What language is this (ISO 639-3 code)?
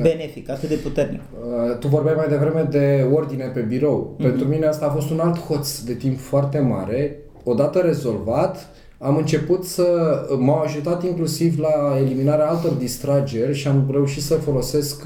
ron